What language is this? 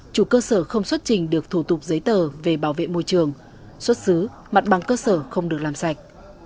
Vietnamese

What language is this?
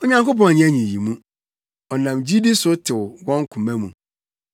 Akan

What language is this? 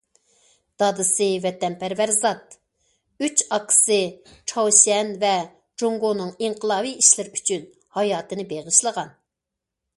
Uyghur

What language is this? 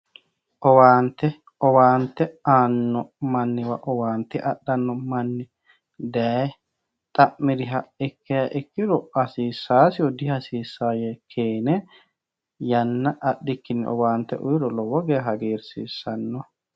Sidamo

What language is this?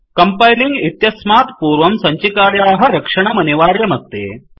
Sanskrit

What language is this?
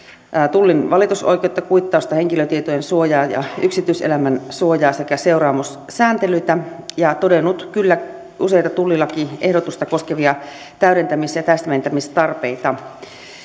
Finnish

